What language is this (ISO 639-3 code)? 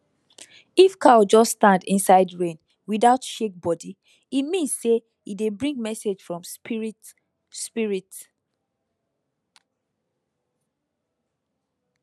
pcm